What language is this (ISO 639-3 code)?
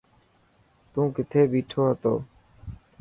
mki